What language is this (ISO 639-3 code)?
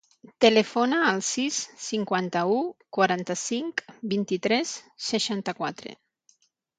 cat